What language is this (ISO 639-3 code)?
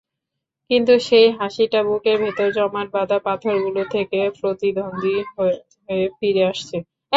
ben